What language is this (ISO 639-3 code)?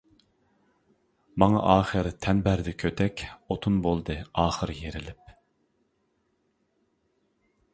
uig